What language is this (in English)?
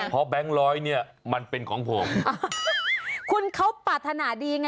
Thai